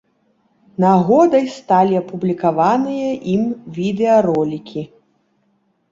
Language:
Belarusian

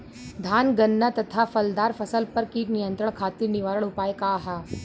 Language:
Bhojpuri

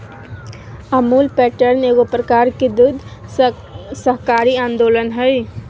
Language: Magahi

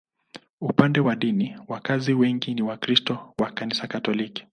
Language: Swahili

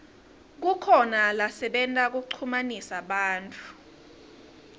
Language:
Swati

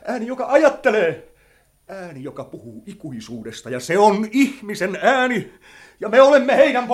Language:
Finnish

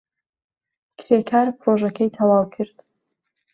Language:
Central Kurdish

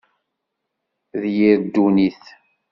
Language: Kabyle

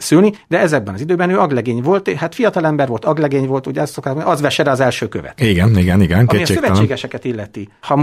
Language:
Hungarian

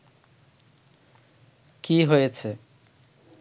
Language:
Bangla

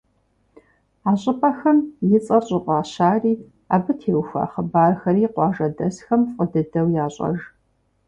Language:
Kabardian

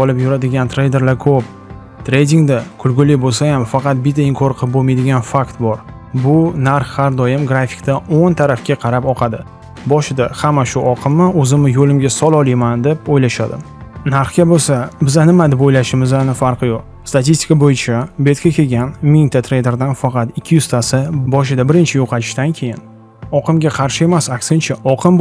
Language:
Uzbek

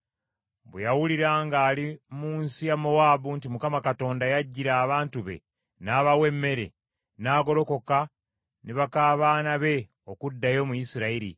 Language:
Ganda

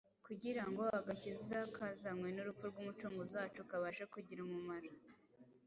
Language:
Kinyarwanda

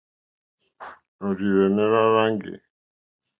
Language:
Mokpwe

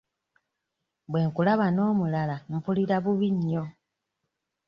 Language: Ganda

